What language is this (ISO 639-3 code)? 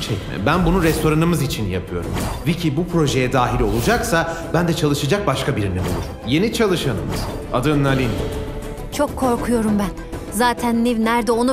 tur